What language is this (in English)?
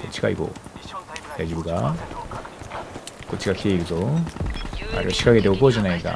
Japanese